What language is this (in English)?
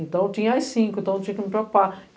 Portuguese